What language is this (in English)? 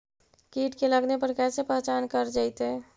Magahi